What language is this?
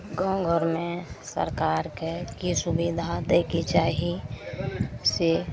Maithili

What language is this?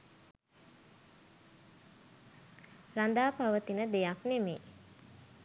Sinhala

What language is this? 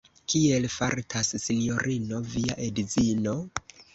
Esperanto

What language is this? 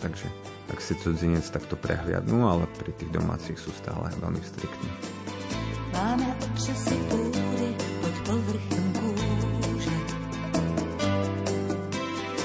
Slovak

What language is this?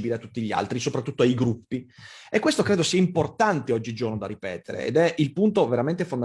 Italian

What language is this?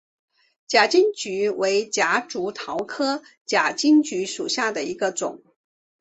Chinese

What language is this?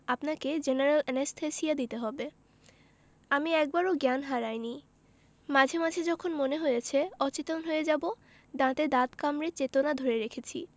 Bangla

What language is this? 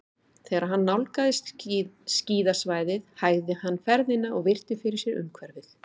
Icelandic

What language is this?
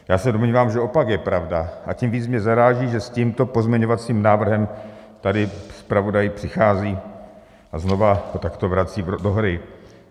Czech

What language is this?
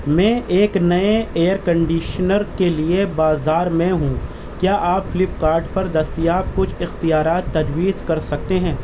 Urdu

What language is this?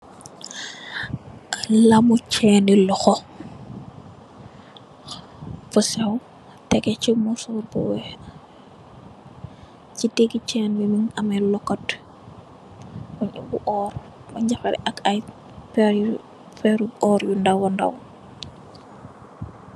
Wolof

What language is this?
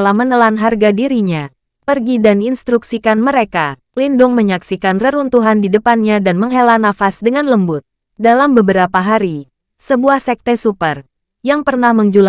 Indonesian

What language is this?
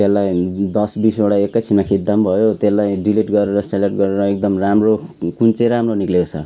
Nepali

